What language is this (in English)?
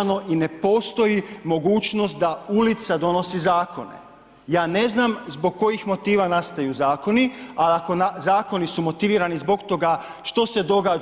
Croatian